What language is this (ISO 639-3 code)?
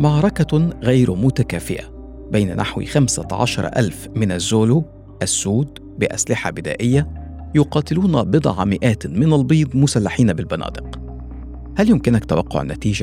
ara